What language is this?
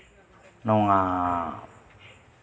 Santali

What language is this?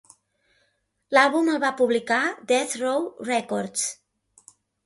Catalan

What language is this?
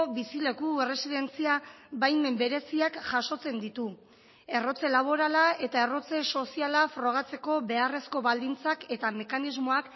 Basque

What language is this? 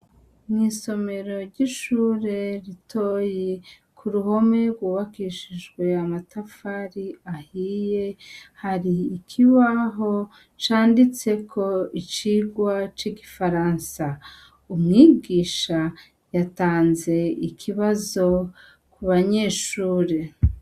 Rundi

